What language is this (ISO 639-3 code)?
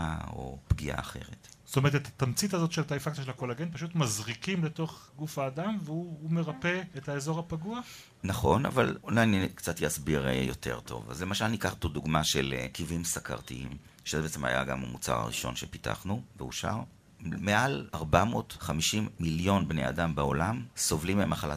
heb